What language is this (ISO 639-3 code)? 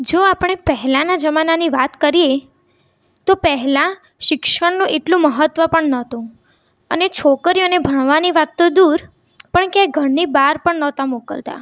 guj